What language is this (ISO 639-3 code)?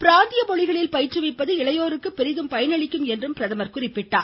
tam